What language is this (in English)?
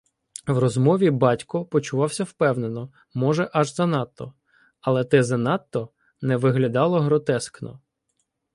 Ukrainian